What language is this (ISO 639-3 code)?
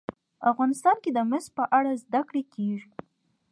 pus